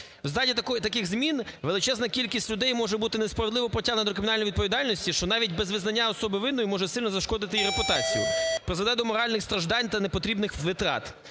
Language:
Ukrainian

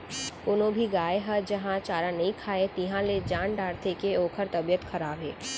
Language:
Chhattisgarhi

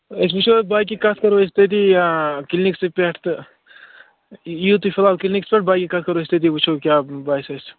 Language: Kashmiri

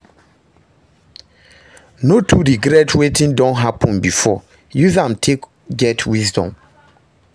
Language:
Nigerian Pidgin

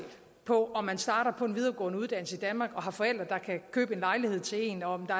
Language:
Danish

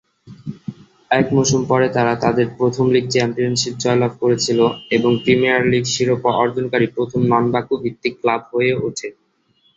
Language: Bangla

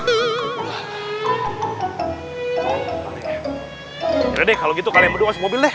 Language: Indonesian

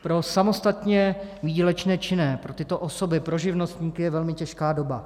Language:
Czech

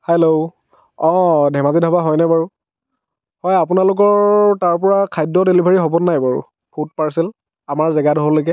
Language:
Assamese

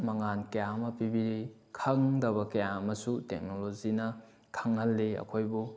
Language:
Manipuri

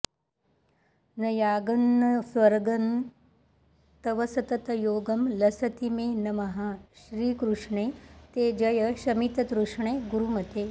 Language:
Sanskrit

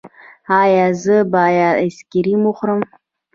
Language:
Pashto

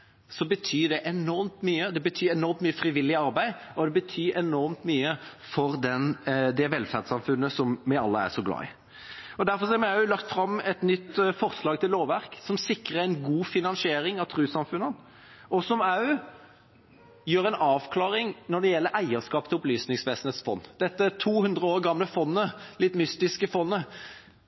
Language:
Norwegian Bokmål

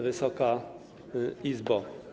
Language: Polish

